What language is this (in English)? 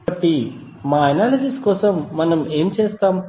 Telugu